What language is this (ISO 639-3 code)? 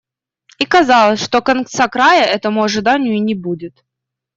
rus